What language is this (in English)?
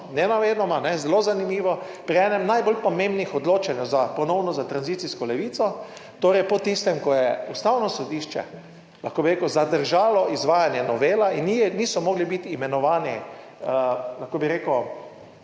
Slovenian